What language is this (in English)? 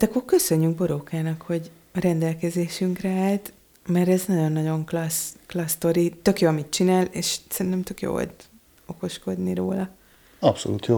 Hungarian